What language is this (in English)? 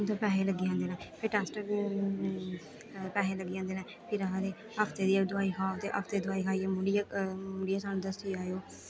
Dogri